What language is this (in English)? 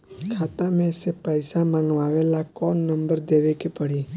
Bhojpuri